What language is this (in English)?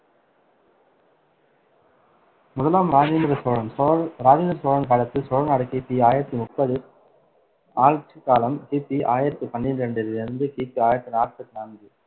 Tamil